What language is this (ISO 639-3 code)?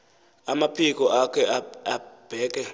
xho